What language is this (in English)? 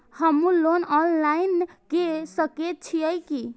Maithili